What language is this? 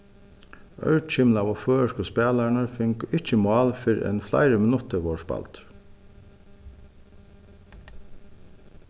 Faroese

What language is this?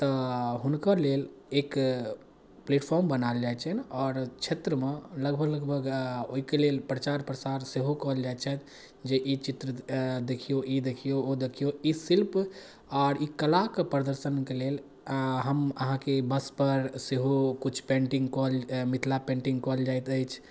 Maithili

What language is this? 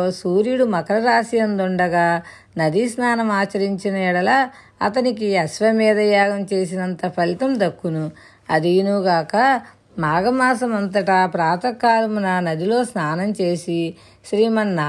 Telugu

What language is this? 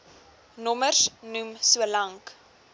Afrikaans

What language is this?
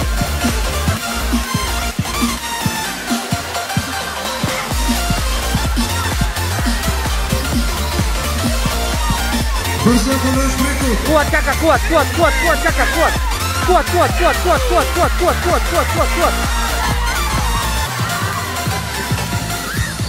Indonesian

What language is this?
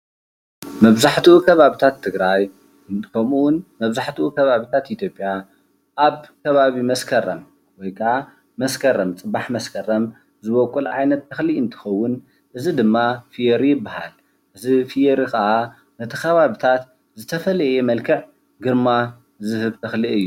Tigrinya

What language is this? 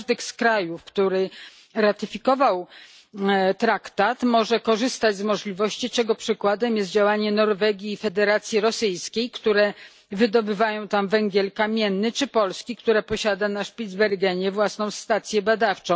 Polish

